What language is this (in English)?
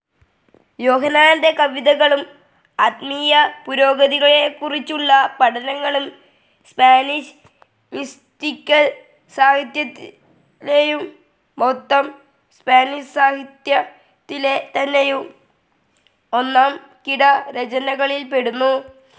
Malayalam